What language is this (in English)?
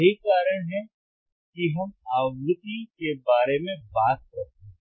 Hindi